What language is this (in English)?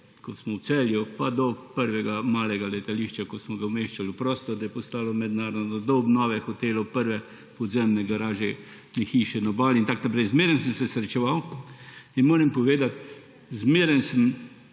Slovenian